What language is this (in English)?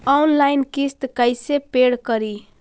Magahi